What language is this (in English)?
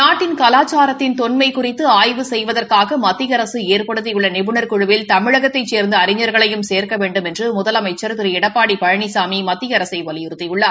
Tamil